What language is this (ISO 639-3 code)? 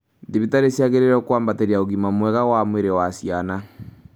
kik